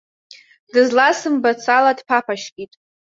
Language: Abkhazian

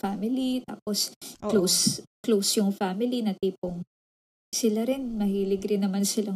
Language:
Filipino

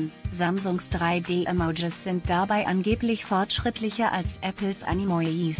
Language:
German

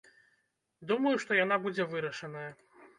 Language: Belarusian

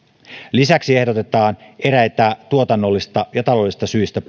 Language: Finnish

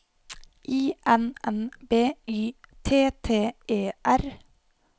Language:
Norwegian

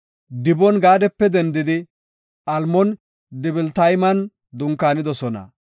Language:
Gofa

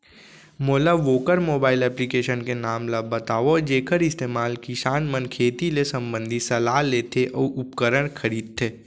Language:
Chhattisgarhi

